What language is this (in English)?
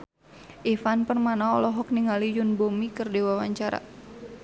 Sundanese